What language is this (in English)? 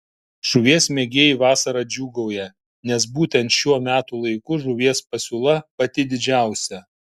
Lithuanian